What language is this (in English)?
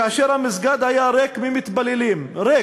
Hebrew